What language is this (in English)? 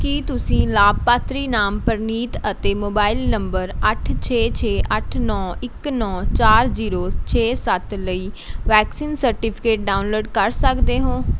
Punjabi